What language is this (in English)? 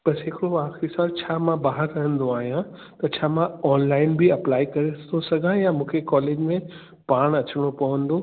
Sindhi